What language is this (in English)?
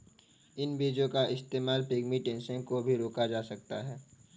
Hindi